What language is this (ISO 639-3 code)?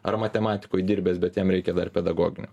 lit